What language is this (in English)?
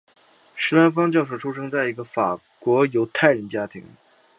Chinese